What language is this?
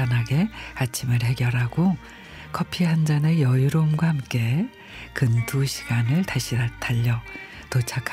Korean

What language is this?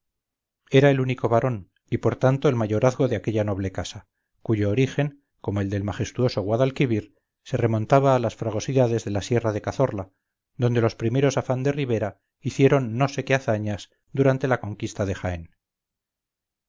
Spanish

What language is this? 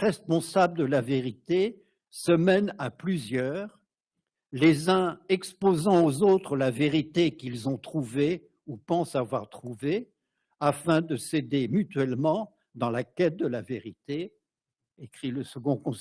French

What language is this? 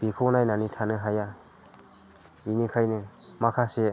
Bodo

